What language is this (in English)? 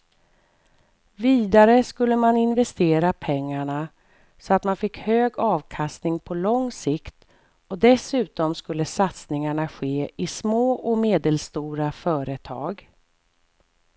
Swedish